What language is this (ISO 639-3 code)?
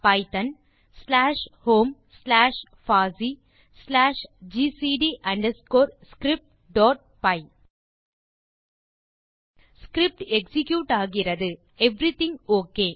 tam